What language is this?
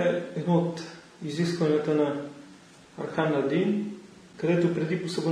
Bulgarian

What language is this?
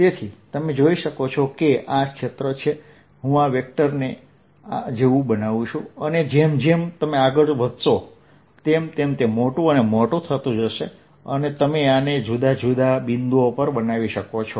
Gujarati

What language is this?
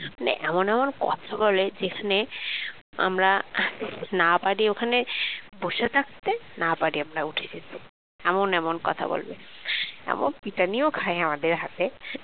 Bangla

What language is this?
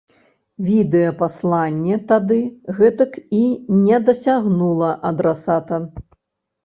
Belarusian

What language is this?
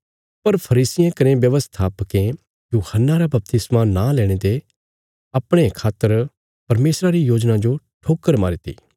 Bilaspuri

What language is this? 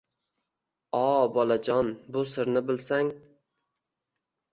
Uzbek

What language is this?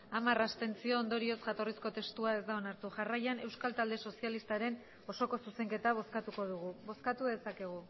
Basque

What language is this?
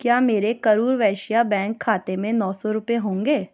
Urdu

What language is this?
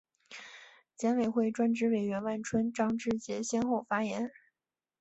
Chinese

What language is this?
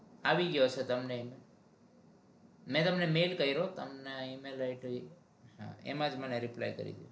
Gujarati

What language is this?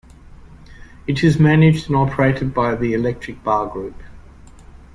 English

